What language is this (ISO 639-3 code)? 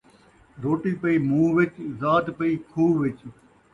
skr